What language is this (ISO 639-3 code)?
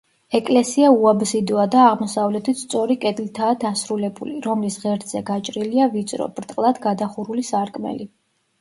kat